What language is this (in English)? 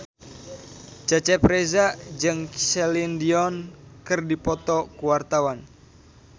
Sundanese